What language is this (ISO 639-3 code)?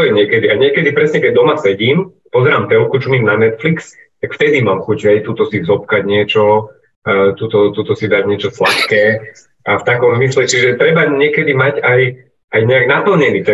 slk